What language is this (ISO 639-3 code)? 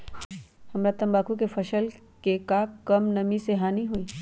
mag